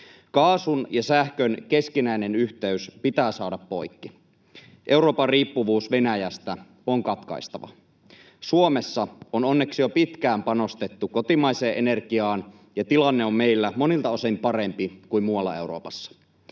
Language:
Finnish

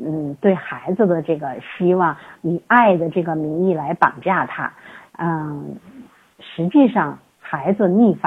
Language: Chinese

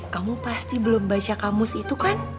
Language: Indonesian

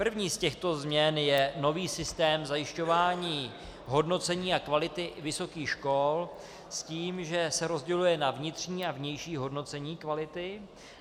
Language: Czech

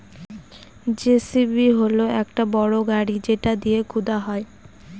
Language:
Bangla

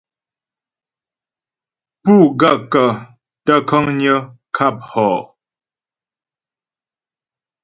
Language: Ghomala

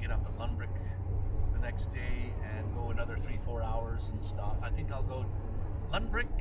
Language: English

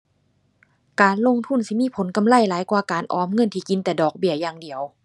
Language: Thai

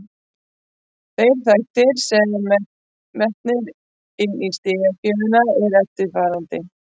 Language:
Icelandic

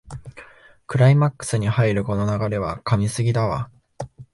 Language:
Japanese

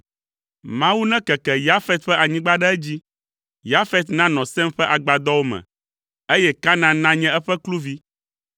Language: Ewe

